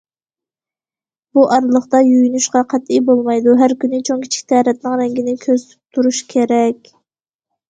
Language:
Uyghur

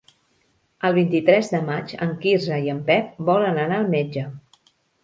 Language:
Catalan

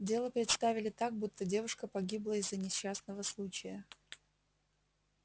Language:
Russian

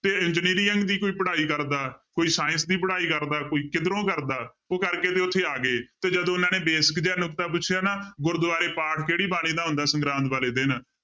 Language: Punjabi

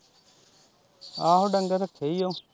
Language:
Punjabi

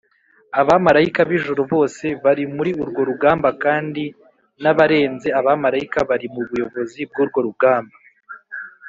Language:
Kinyarwanda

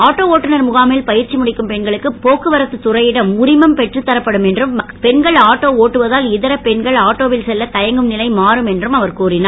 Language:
Tamil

